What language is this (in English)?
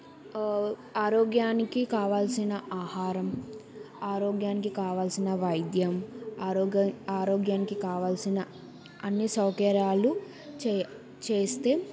Telugu